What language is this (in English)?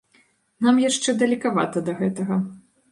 Belarusian